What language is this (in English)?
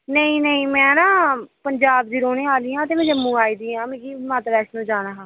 Dogri